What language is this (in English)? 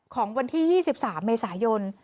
Thai